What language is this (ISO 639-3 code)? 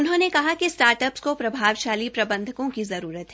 hin